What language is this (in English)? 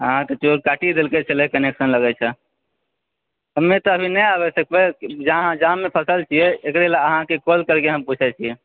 Maithili